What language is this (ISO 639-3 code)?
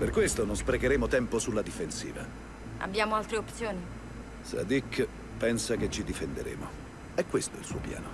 ita